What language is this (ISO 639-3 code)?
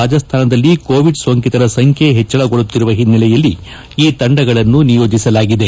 kan